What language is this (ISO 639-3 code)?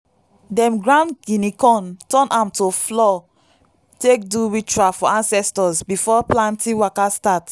pcm